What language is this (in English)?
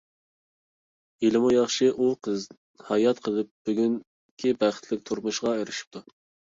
Uyghur